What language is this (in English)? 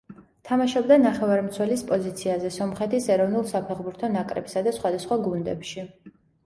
Georgian